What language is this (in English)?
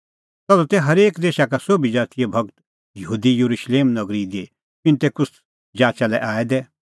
Kullu Pahari